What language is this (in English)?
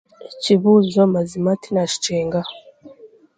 Chiga